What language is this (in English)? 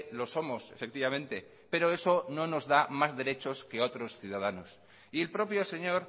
Spanish